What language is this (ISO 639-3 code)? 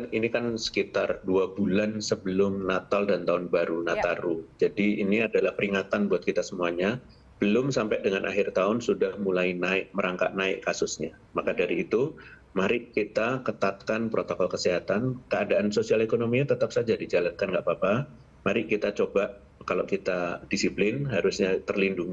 ind